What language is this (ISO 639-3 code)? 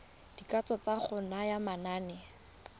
tsn